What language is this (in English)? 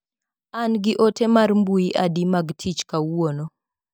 Luo (Kenya and Tanzania)